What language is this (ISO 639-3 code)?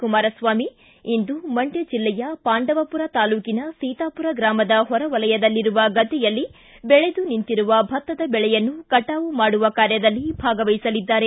kan